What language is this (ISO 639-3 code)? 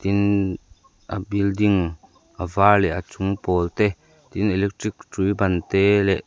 lus